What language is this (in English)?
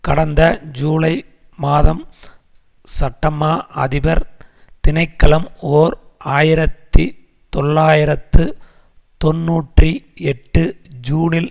Tamil